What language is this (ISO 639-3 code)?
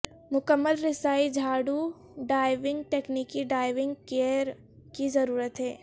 urd